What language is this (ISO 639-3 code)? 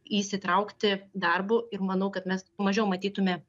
lit